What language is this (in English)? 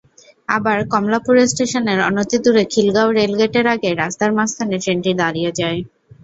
Bangla